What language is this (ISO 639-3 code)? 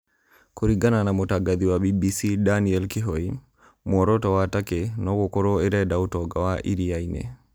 kik